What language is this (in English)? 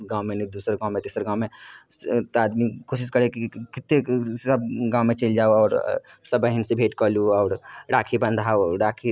Maithili